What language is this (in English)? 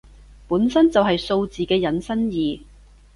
Cantonese